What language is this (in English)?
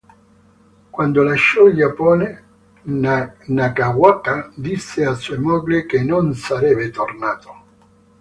Italian